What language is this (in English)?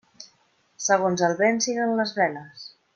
Catalan